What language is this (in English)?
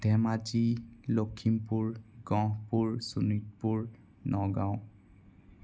Assamese